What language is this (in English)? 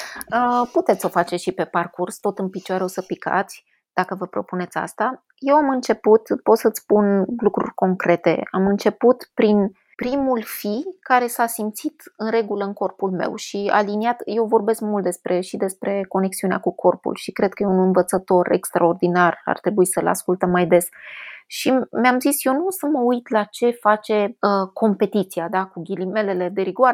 Romanian